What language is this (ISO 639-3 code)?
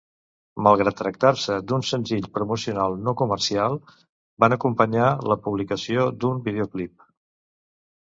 cat